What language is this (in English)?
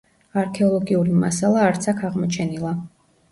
Georgian